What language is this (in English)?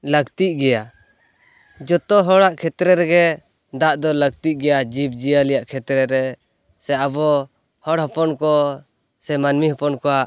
Santali